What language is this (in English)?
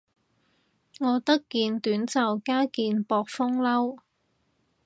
Cantonese